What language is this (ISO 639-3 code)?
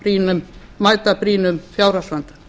isl